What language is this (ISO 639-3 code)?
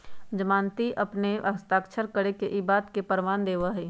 mag